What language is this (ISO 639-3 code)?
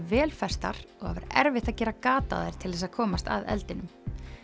isl